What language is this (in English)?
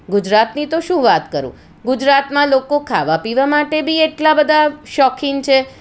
Gujarati